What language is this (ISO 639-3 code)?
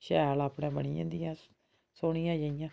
doi